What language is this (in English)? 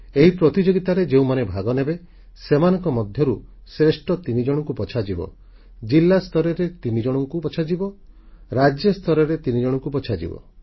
Odia